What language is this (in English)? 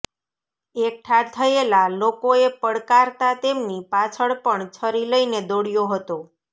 Gujarati